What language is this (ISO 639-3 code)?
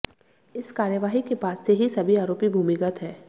hin